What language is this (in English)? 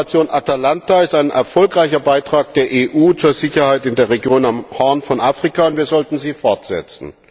German